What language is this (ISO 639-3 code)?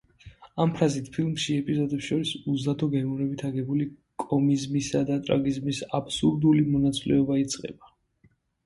kat